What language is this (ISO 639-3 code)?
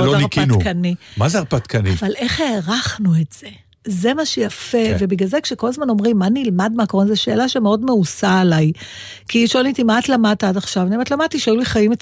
heb